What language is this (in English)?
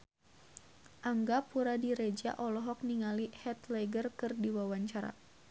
Sundanese